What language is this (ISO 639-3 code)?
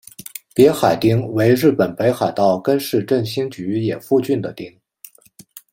zho